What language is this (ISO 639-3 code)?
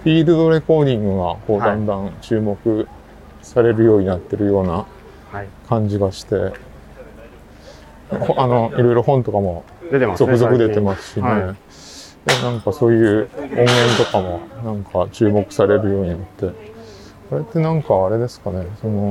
jpn